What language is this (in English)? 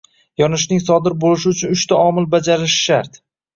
Uzbek